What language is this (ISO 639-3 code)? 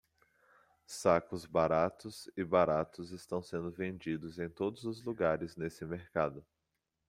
por